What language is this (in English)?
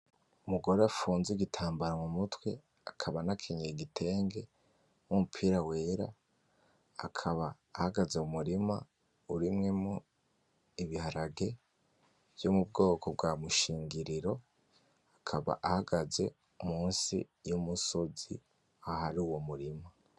Rundi